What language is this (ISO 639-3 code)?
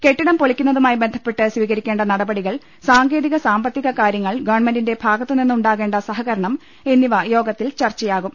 mal